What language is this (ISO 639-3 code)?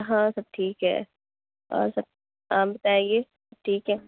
urd